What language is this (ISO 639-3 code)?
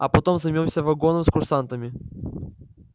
rus